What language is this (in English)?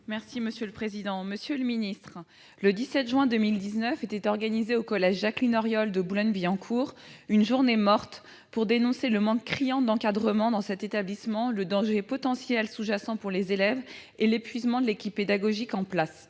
French